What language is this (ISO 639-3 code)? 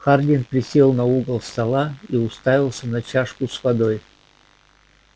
rus